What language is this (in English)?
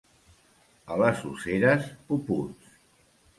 Catalan